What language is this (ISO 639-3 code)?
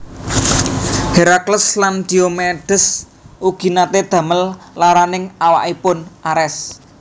jav